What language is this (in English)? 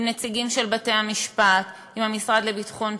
Hebrew